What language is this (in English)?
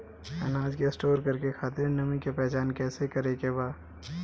Bhojpuri